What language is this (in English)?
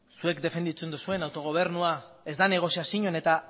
Basque